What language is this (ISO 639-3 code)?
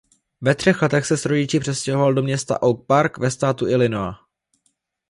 ces